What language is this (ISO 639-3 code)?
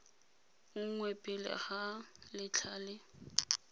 tsn